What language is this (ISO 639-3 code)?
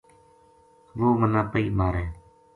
gju